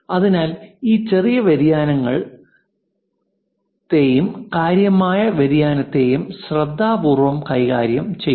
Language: Malayalam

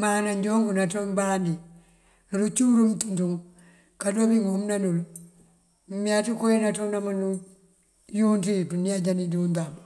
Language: Mandjak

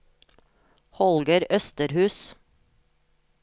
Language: Norwegian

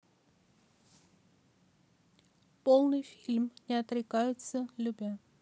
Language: Russian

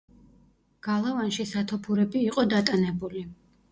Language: Georgian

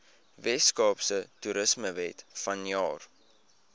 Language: Afrikaans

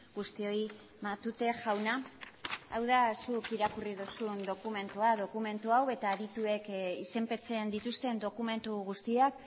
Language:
Basque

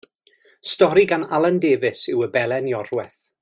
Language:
Welsh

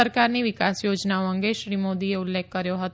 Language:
Gujarati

